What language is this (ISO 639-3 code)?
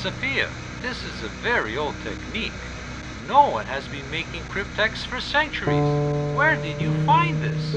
tur